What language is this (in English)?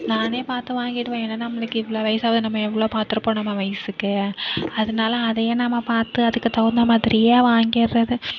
Tamil